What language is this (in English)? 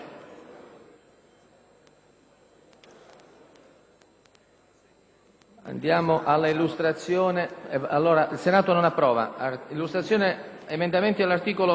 Italian